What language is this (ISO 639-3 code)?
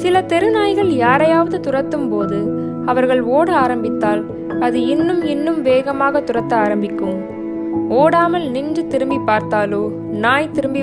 tam